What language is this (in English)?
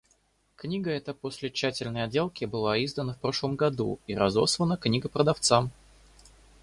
Russian